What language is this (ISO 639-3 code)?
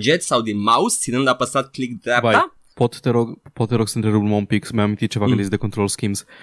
ron